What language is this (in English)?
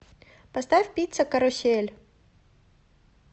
Russian